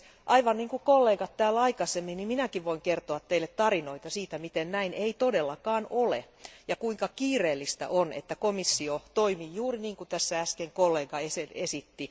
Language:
Finnish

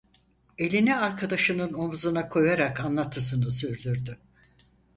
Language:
Turkish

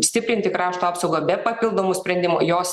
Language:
Lithuanian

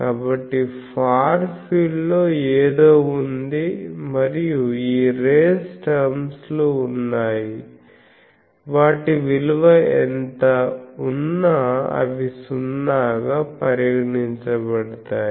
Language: Telugu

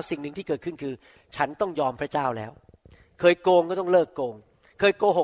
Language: Thai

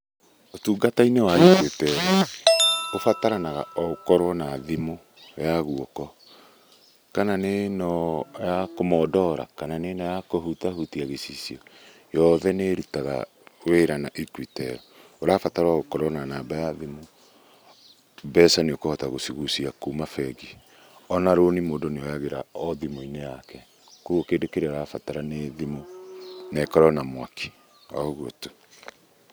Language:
Kikuyu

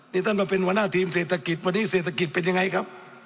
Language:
Thai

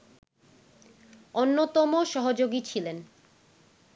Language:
Bangla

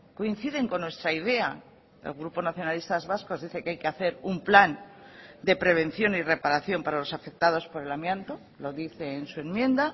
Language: Spanish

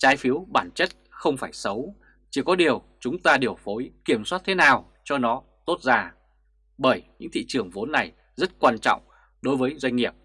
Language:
Vietnamese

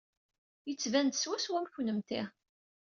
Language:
Kabyle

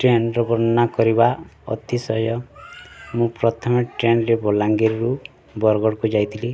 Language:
Odia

